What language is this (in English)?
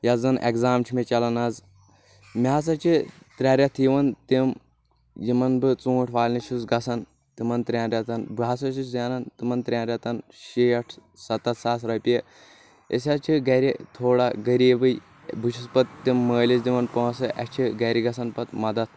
Kashmiri